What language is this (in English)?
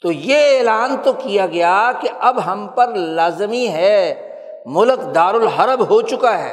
Urdu